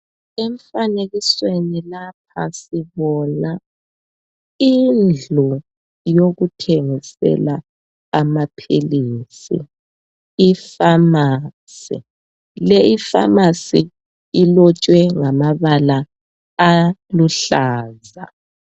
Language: North Ndebele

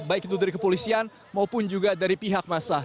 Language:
Indonesian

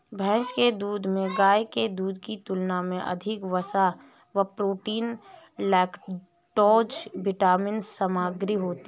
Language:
Hindi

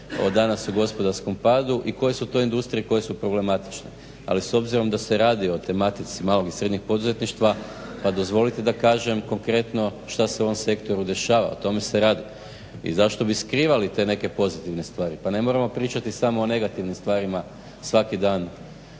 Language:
Croatian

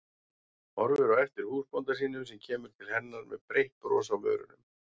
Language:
Icelandic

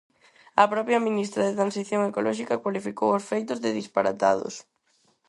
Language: Galician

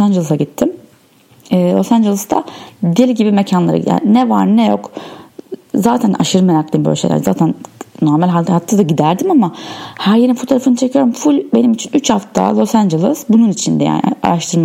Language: Turkish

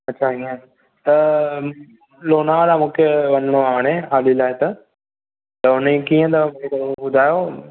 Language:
Sindhi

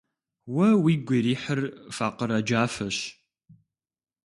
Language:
Kabardian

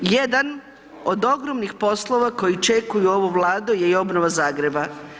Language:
Croatian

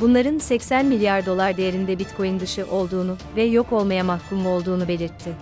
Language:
Turkish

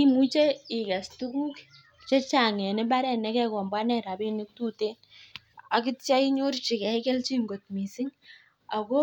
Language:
Kalenjin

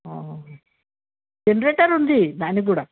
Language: Telugu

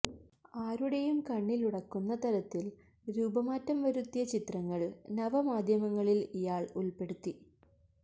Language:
Malayalam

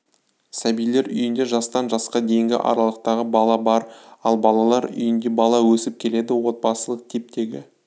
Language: Kazakh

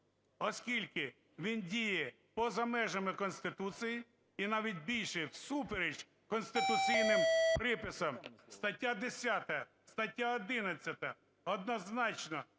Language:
Ukrainian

